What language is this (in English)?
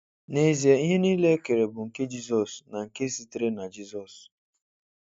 Igbo